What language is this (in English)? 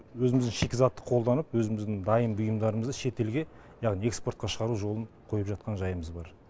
Kazakh